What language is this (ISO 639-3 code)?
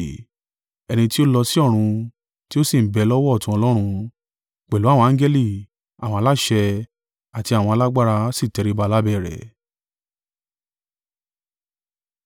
yor